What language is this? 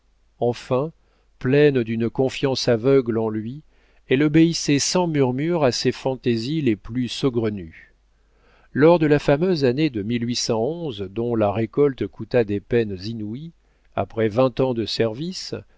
French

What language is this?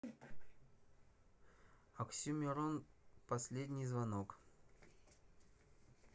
Russian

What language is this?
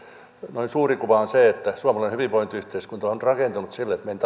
Finnish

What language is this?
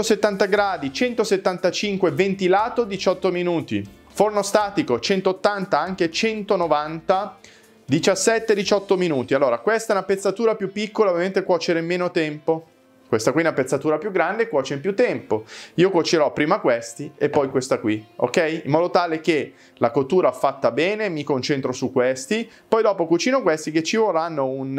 Italian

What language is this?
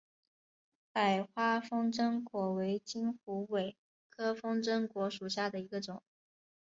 Chinese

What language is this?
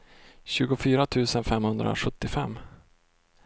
Swedish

